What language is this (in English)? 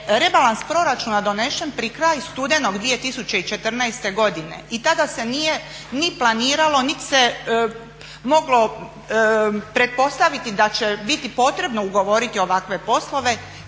Croatian